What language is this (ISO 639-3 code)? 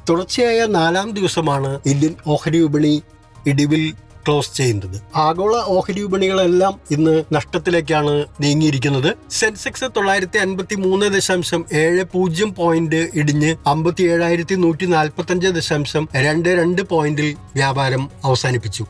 mal